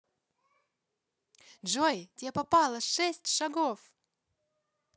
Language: Russian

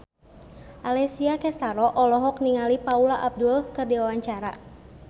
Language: Sundanese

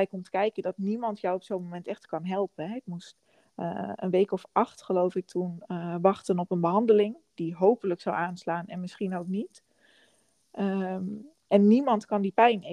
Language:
Dutch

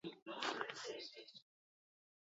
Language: Basque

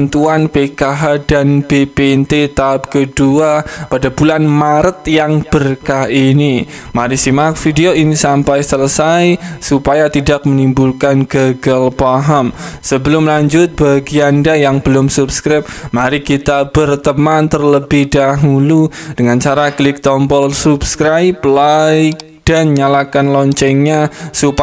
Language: Indonesian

